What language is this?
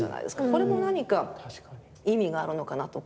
Japanese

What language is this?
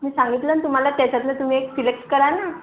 Marathi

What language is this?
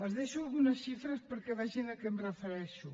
Catalan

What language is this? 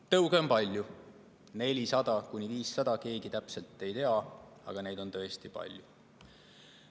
Estonian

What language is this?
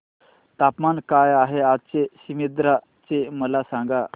Marathi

